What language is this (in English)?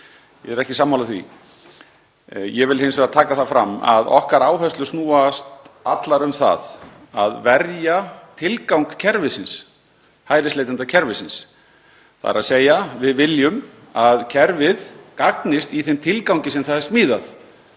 Icelandic